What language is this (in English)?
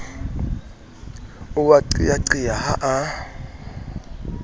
Southern Sotho